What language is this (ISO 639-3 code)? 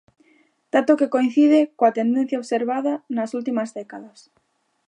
glg